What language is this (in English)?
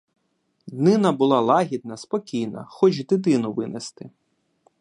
Ukrainian